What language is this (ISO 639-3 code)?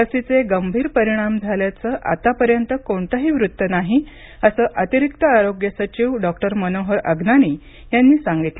mar